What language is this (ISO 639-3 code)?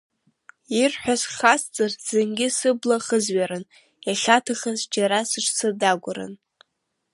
abk